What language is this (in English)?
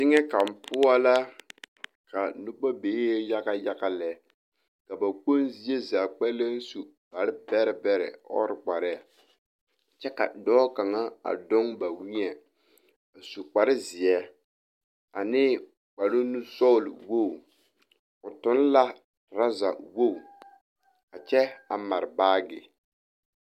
Southern Dagaare